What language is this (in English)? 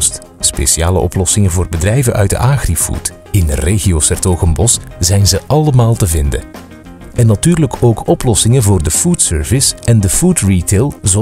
Dutch